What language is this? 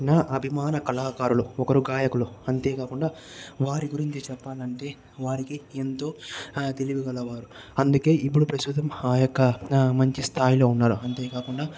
Telugu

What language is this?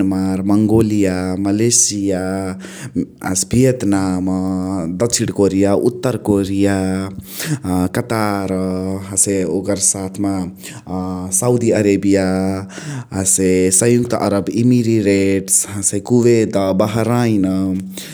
Chitwania Tharu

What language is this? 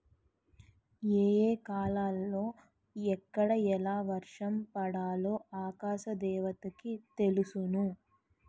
Telugu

